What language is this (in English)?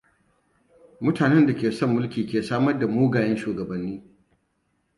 Hausa